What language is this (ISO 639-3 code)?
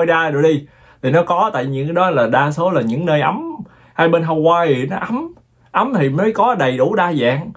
vie